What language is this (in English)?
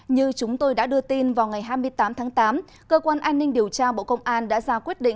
Vietnamese